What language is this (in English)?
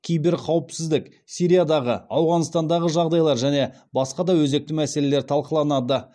Kazakh